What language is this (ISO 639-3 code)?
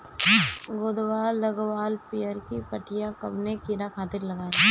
bho